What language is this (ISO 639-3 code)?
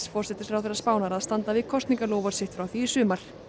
isl